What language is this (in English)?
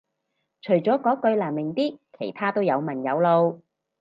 Cantonese